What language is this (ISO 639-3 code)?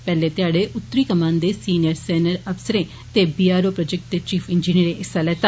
doi